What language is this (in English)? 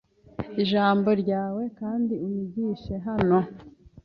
Kinyarwanda